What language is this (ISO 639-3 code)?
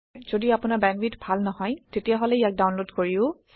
asm